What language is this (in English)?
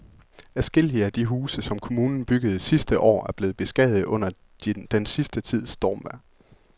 Danish